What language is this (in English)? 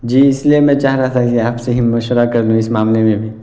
Urdu